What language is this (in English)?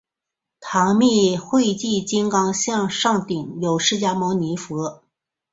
Chinese